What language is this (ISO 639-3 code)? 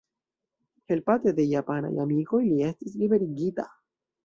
epo